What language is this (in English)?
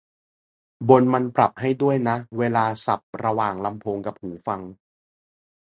Thai